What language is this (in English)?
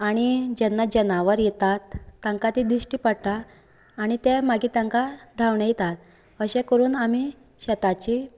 Konkani